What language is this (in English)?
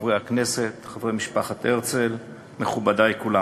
Hebrew